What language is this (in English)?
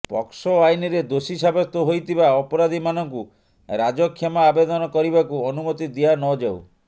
Odia